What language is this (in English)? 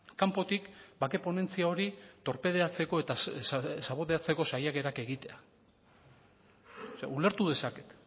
Basque